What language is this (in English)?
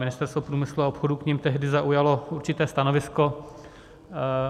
Czech